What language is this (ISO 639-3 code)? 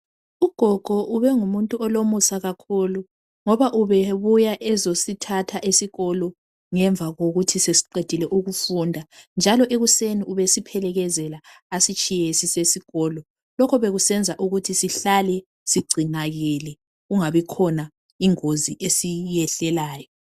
nde